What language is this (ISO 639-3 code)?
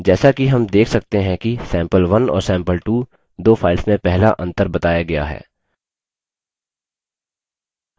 hin